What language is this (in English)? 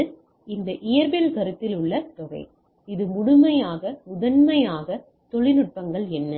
Tamil